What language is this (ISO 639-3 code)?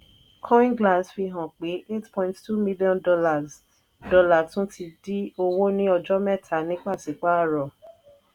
yor